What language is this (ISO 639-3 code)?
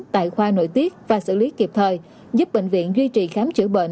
vie